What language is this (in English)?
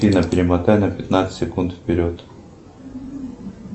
Russian